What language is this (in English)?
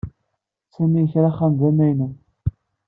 Kabyle